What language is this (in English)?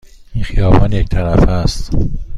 Persian